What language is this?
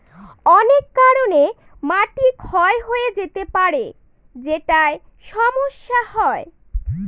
Bangla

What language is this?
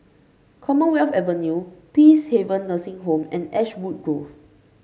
English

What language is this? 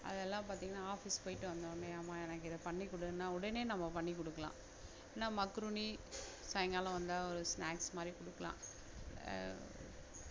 Tamil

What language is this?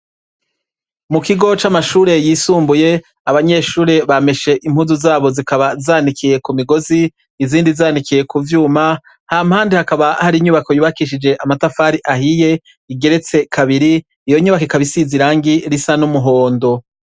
Rundi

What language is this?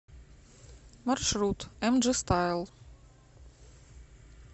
Russian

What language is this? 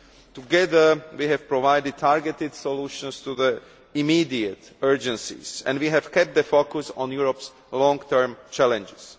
English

